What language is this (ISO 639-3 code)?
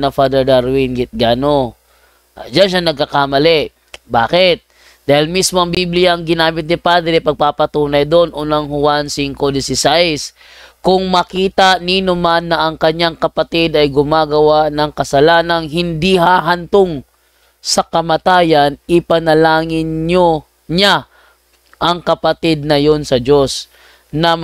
fil